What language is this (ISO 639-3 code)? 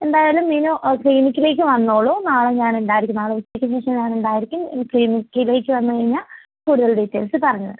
mal